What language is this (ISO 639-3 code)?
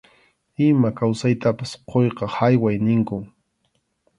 qxu